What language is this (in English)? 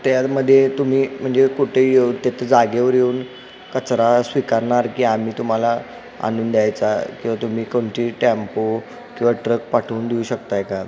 Marathi